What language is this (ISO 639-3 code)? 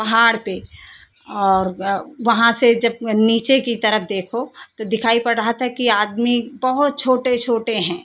hin